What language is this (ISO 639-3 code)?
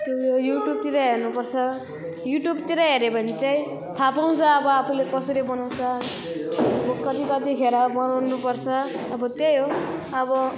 nep